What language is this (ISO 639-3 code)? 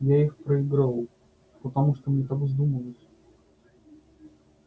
rus